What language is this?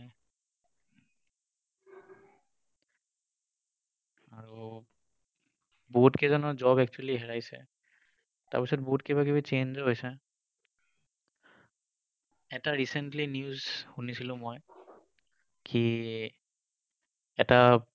Assamese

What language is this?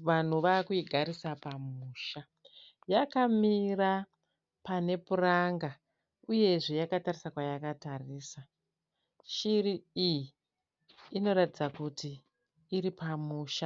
Shona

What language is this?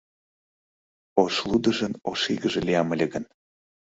Mari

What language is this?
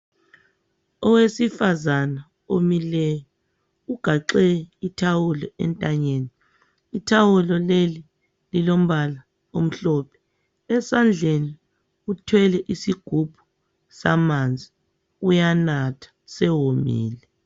North Ndebele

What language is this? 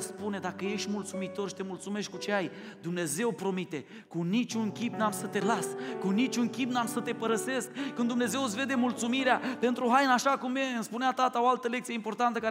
Romanian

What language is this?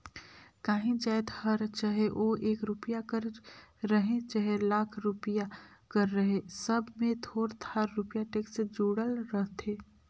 Chhattisgarhi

